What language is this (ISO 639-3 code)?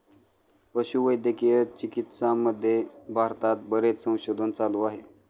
mar